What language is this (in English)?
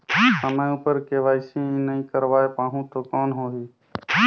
Chhattisgarhi